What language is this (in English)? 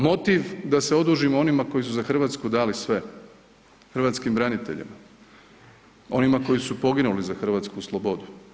Croatian